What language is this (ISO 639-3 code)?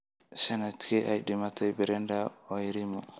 som